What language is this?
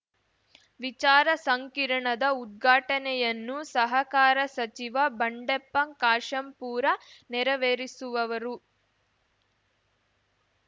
Kannada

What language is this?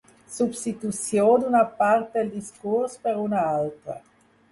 Catalan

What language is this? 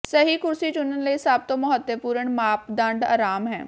Punjabi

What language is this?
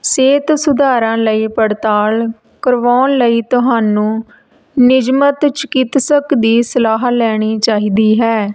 Punjabi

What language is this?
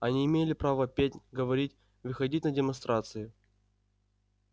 Russian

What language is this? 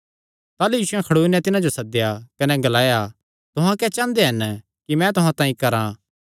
Kangri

